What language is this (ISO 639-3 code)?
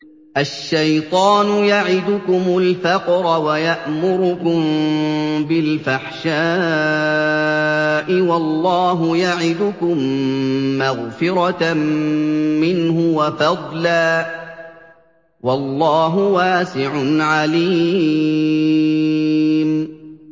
ara